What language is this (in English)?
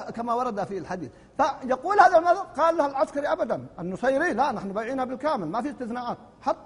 Arabic